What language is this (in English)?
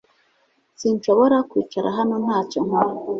Kinyarwanda